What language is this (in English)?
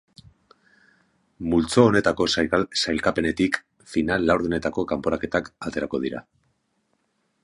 Basque